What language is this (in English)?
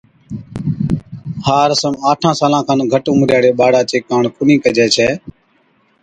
Od